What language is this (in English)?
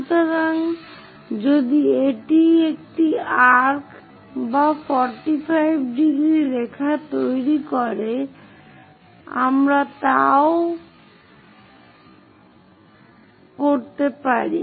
Bangla